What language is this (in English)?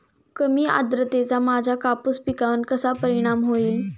Marathi